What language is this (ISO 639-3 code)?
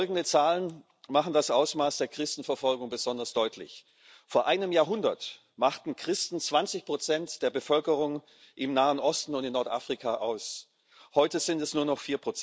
deu